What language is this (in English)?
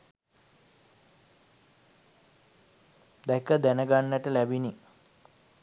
Sinhala